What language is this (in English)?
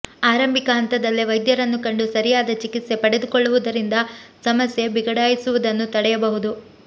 Kannada